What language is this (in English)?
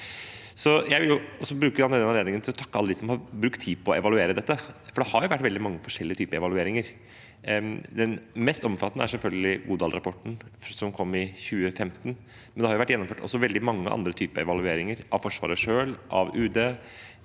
Norwegian